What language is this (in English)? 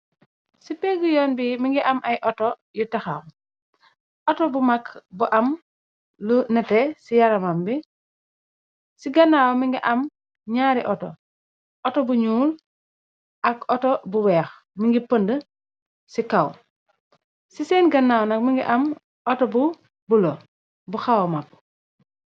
Wolof